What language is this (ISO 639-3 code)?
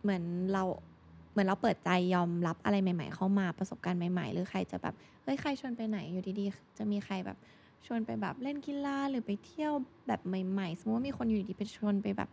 tha